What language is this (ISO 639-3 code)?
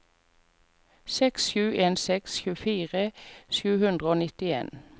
nor